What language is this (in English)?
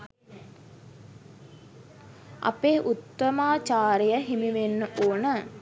Sinhala